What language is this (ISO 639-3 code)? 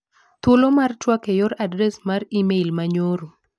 luo